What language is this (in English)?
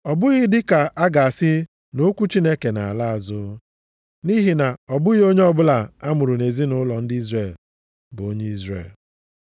Igbo